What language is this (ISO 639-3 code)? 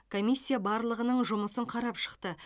kaz